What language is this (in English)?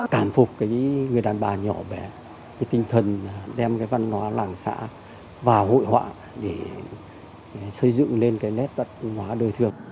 Vietnamese